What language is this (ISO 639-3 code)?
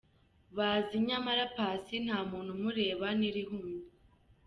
kin